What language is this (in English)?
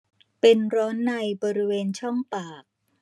Thai